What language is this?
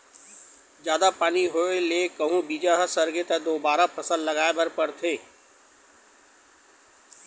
Chhattisgarhi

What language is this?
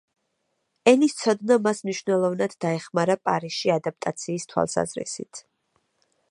Georgian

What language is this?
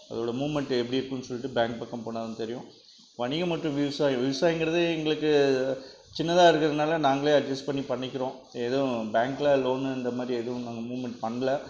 Tamil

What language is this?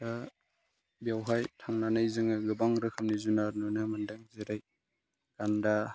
Bodo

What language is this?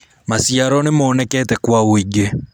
Kikuyu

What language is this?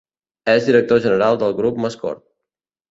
Catalan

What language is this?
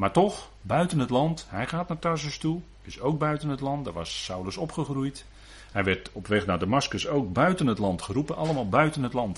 Dutch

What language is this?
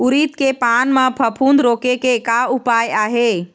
Chhattisgarhi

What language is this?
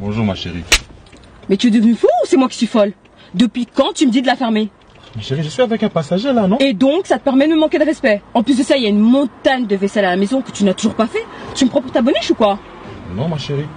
French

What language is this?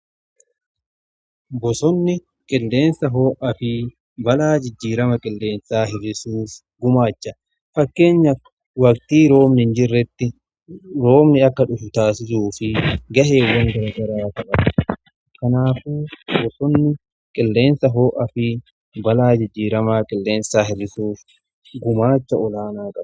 Oromo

